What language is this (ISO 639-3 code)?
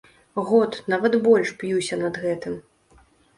bel